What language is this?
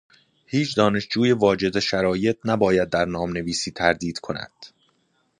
Persian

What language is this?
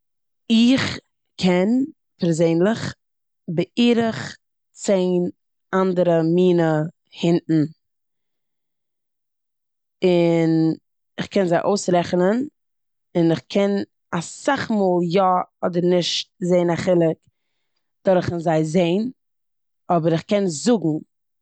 Yiddish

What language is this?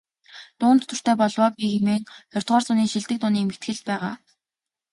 Mongolian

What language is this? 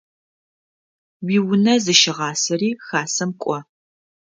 Adyghe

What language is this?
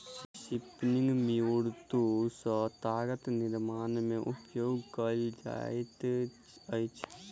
Maithili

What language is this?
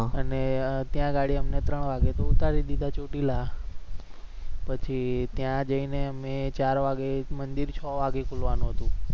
Gujarati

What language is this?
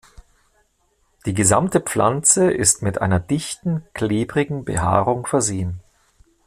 German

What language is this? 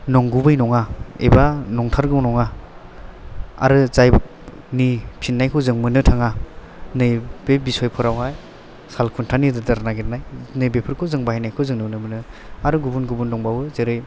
Bodo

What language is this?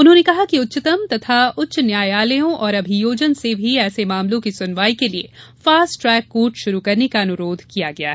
Hindi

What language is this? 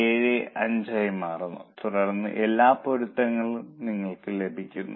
Malayalam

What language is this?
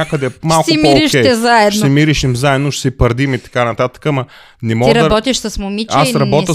Bulgarian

